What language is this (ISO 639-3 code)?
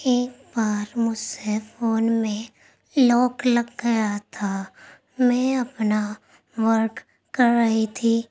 urd